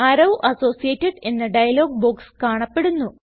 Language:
Malayalam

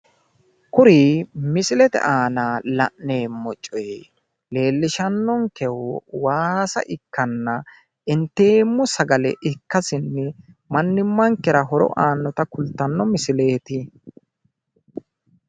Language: Sidamo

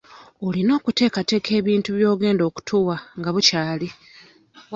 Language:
Ganda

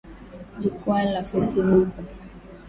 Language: Swahili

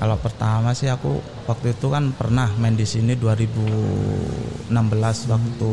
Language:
Indonesian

